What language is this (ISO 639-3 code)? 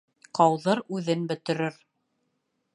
bak